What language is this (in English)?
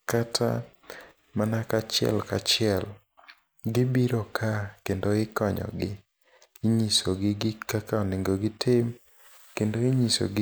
Luo (Kenya and Tanzania)